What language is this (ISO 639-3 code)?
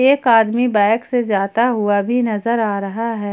hin